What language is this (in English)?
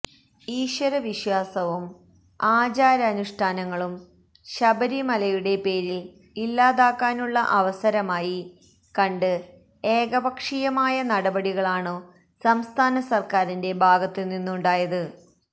Malayalam